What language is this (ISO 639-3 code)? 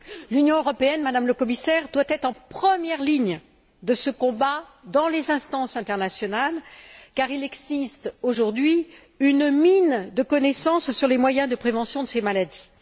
fra